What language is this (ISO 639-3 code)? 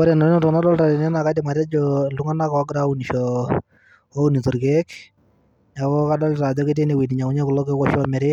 mas